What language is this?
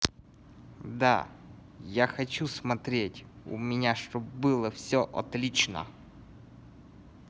Russian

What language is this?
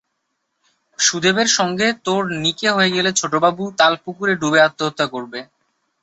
Bangla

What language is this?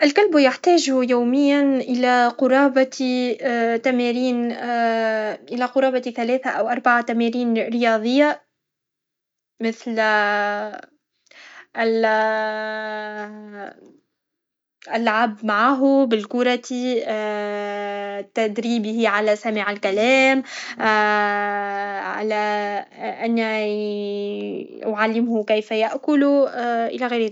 Tunisian Arabic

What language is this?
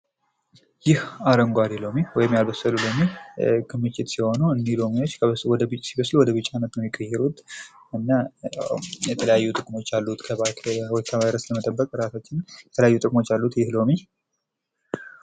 Amharic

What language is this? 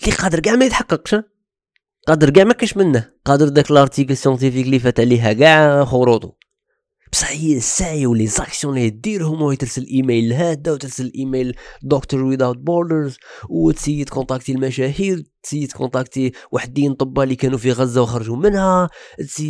Arabic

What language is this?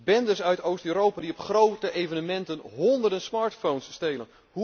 Dutch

